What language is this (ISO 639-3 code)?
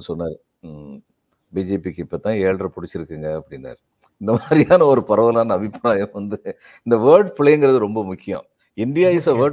tam